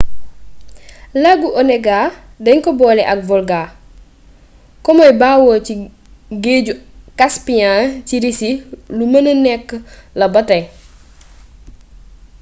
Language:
Wolof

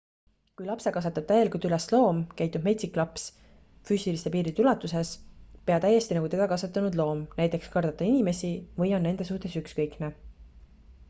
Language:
Estonian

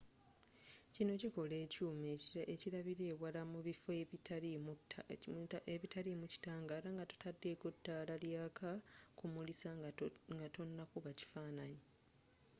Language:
Ganda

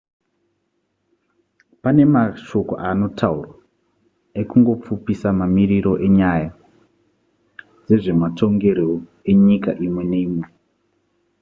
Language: Shona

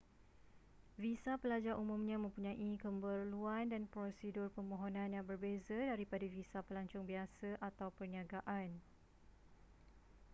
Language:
Malay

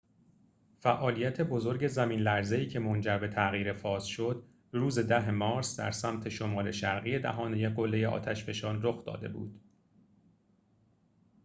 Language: Persian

